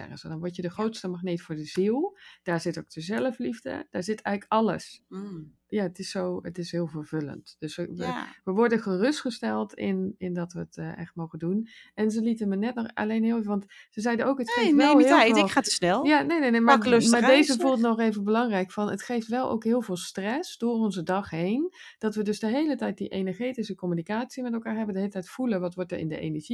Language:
Dutch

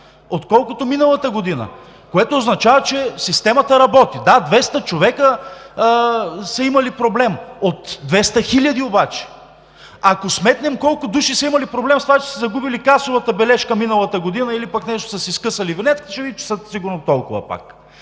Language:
Bulgarian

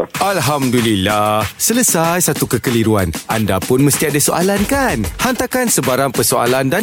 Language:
Malay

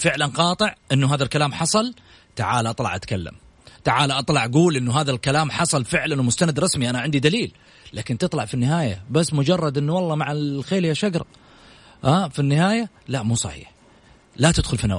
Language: Arabic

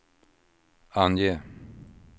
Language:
Swedish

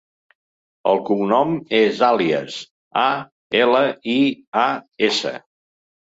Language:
Catalan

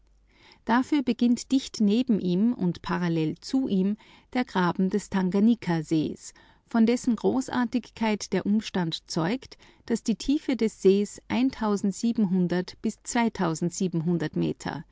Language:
German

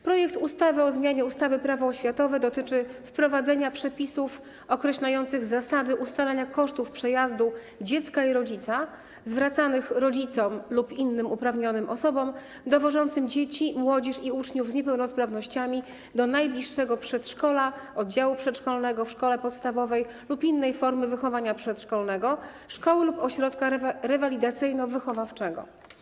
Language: Polish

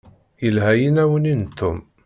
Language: Kabyle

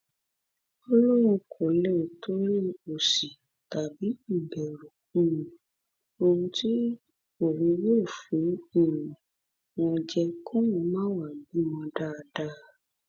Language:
Yoruba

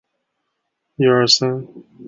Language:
Chinese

